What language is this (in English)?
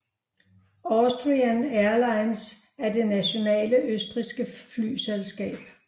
Danish